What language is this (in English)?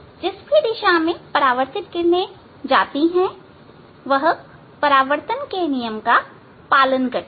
Hindi